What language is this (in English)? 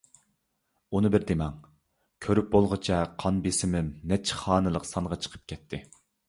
Uyghur